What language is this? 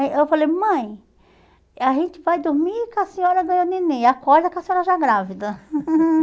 Portuguese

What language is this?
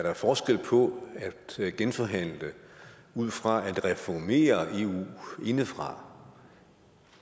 Danish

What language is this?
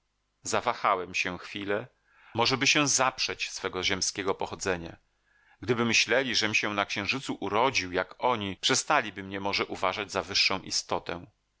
Polish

